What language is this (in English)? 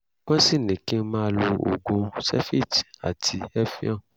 Yoruba